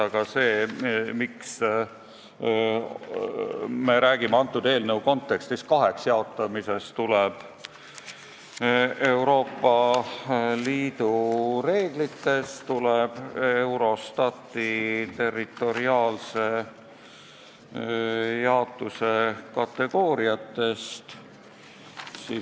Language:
Estonian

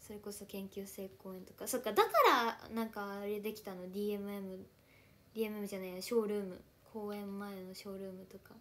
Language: Japanese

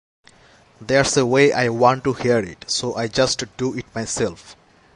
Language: English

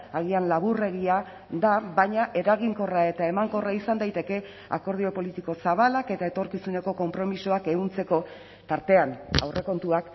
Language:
Basque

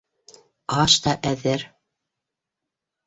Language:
Bashkir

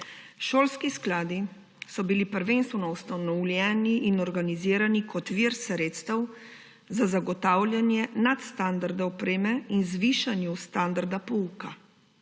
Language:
Slovenian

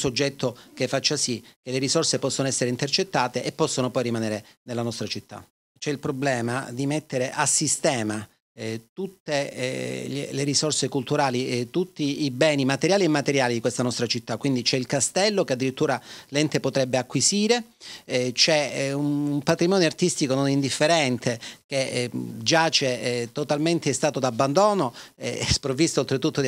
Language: Italian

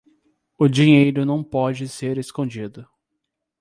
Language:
Portuguese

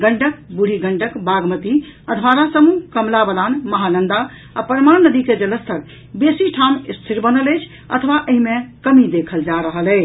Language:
Maithili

